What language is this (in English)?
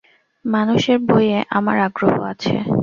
Bangla